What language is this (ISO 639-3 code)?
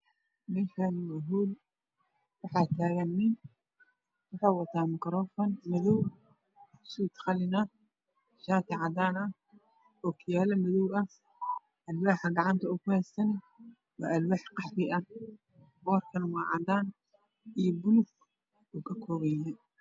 som